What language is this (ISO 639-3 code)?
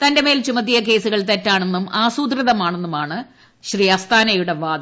mal